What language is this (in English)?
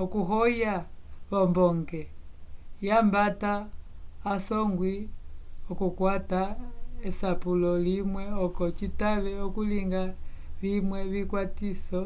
Umbundu